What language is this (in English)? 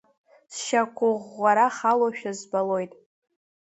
Abkhazian